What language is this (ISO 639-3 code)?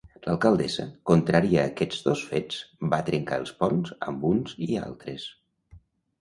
cat